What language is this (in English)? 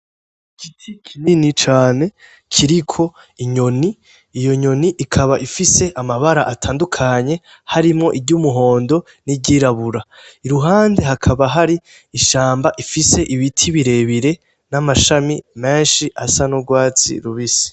Rundi